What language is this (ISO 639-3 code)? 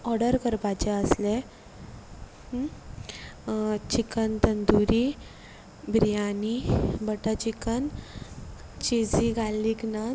kok